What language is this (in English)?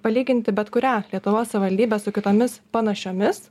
Lithuanian